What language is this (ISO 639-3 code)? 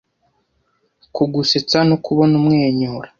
kin